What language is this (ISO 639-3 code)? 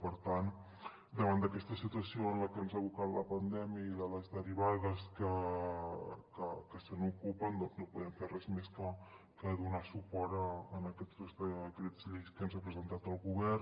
cat